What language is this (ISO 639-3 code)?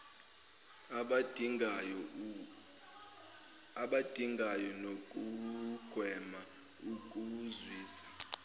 zul